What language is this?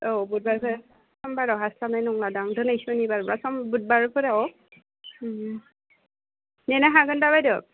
Bodo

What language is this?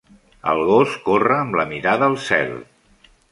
Catalan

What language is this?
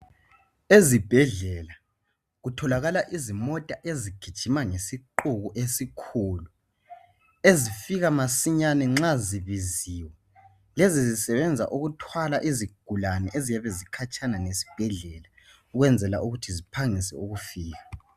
North Ndebele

